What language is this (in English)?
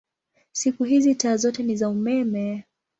Swahili